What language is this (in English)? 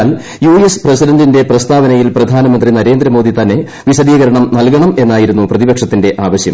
Malayalam